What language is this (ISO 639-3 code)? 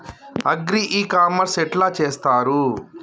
tel